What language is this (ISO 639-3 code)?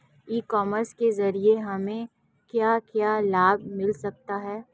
hin